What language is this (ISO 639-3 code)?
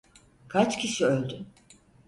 tur